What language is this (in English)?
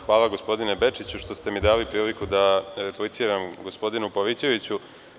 Serbian